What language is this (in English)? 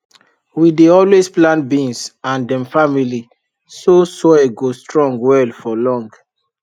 Nigerian Pidgin